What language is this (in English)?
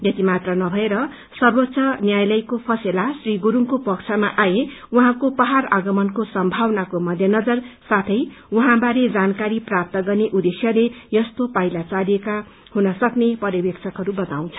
Nepali